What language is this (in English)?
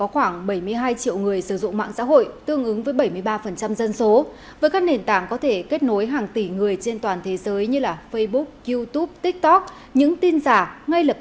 Vietnamese